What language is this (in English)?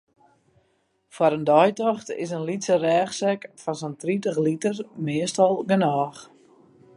Western Frisian